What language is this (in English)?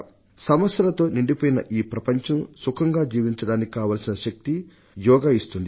Telugu